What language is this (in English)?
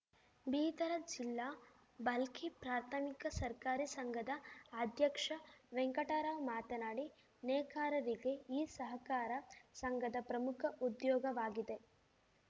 Kannada